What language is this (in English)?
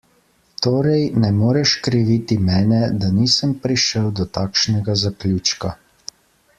Slovenian